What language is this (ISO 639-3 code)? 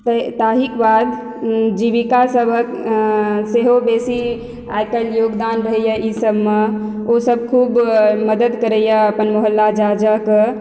mai